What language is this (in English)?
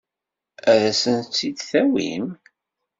Kabyle